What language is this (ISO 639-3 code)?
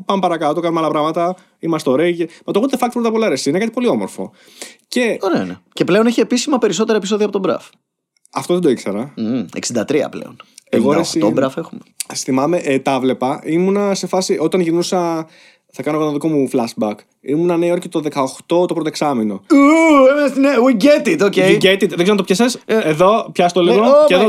ell